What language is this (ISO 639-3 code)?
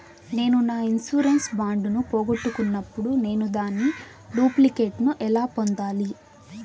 tel